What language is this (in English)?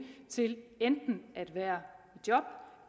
Danish